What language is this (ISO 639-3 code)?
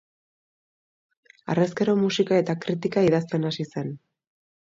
eus